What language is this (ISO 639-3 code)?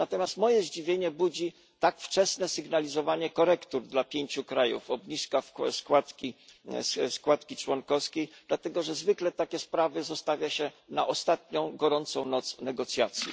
pol